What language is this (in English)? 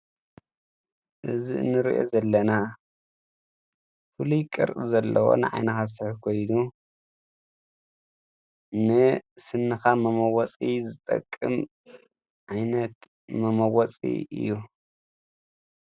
Tigrinya